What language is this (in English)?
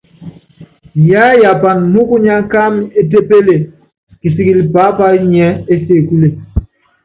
Yangben